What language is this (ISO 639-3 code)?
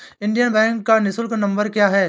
hin